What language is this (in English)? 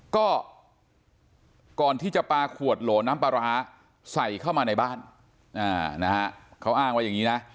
Thai